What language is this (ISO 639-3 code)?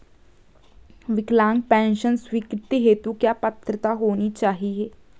hin